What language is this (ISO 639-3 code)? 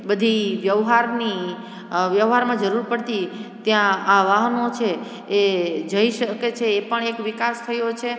guj